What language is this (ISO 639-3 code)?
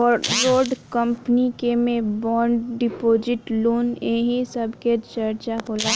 bho